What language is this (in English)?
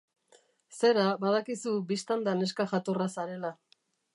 Basque